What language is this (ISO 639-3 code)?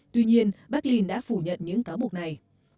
vie